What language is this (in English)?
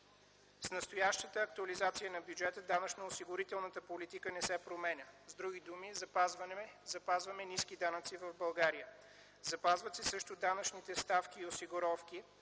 Bulgarian